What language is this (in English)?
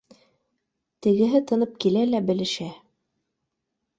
Bashkir